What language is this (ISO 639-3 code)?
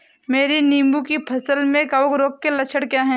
hin